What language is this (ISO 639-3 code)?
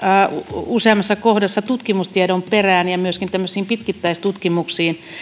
fin